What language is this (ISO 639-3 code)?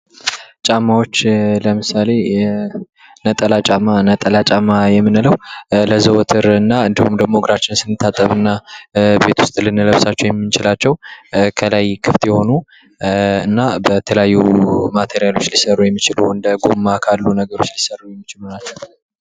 amh